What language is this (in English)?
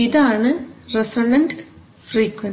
Malayalam